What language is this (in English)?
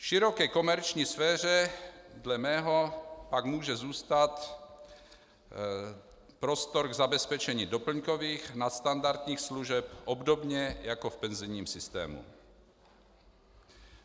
Czech